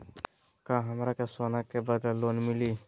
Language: Magahi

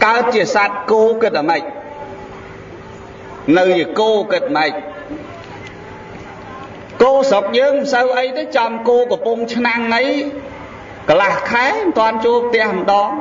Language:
Vietnamese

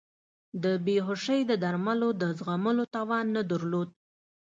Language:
Pashto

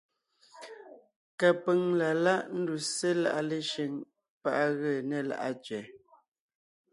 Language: Ngiemboon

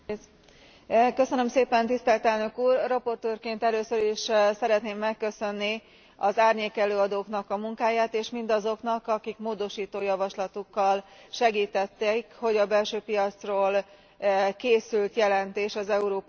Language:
Hungarian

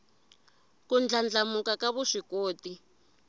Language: Tsonga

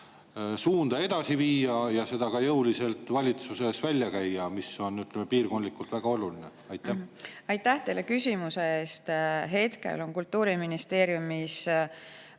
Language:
Estonian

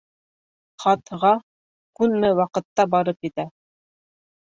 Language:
Bashkir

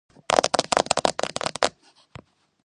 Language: Georgian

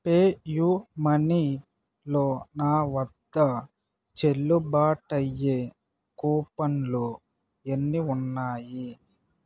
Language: Telugu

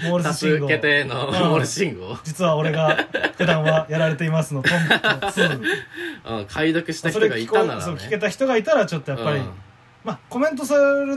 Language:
Japanese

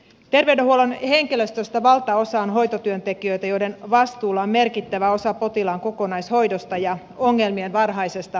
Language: Finnish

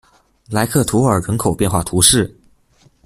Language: Chinese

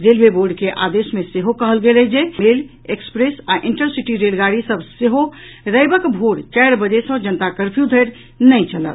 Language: Maithili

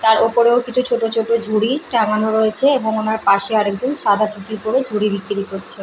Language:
Bangla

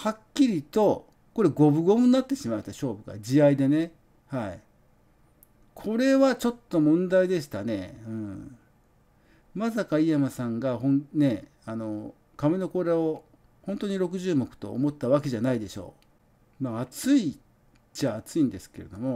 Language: Japanese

